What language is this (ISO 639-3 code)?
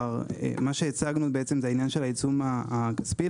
heb